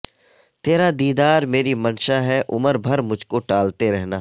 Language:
Urdu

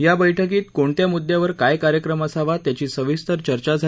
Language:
Marathi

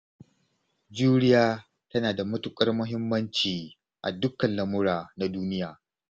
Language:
Hausa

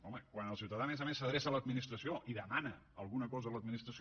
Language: Catalan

